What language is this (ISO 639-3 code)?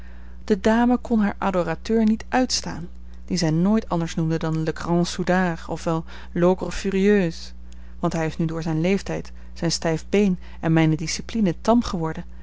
nld